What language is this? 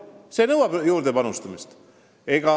Estonian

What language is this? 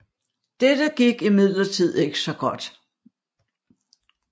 Danish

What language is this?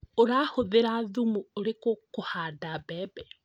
Kikuyu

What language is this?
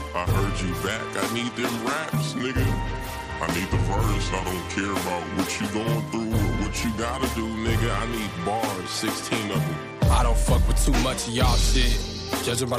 Korean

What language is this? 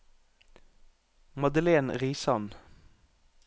Norwegian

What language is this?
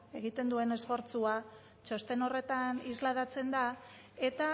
Basque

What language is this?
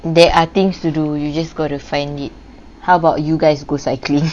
English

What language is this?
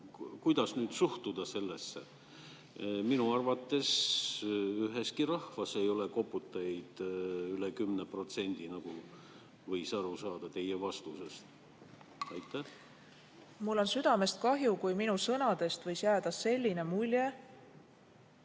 Estonian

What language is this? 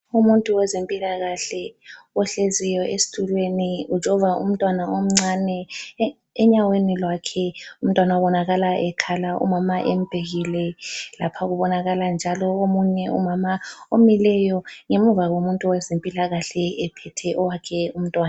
North Ndebele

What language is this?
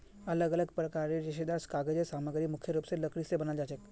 Magahi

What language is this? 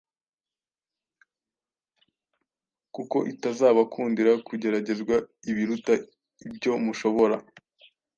Kinyarwanda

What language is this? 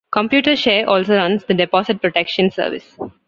English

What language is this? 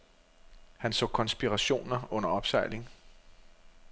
Danish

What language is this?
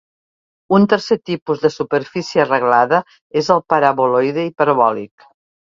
Catalan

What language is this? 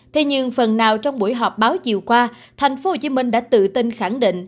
Vietnamese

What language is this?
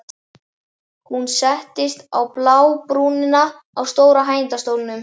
Icelandic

